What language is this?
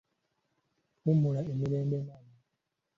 Ganda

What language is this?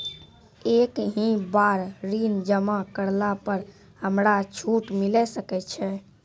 Maithili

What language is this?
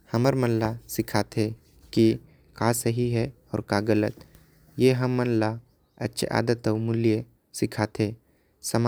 Korwa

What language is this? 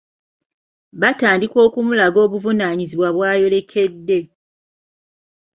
Ganda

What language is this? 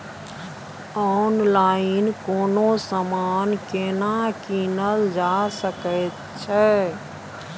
Maithili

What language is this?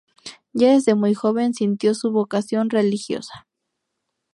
Spanish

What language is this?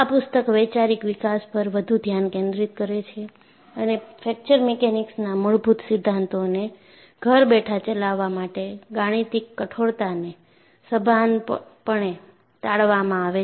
Gujarati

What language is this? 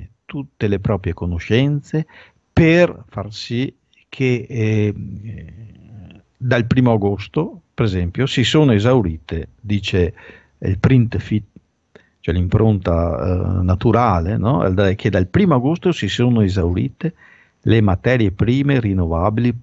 Italian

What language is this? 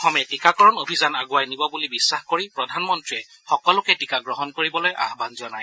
Assamese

